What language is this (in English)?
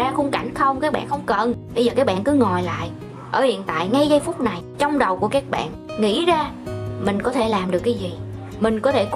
Vietnamese